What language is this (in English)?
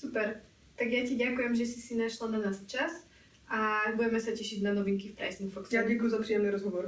Czech